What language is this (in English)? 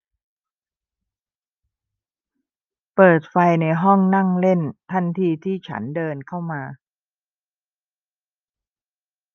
Thai